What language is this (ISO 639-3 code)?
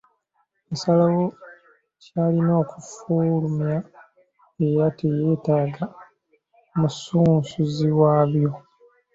lug